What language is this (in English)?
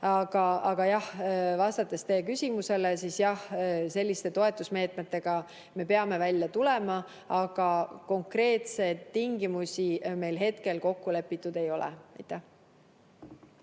Estonian